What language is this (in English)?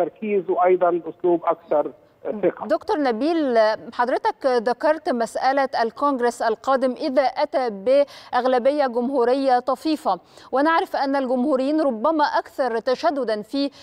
Arabic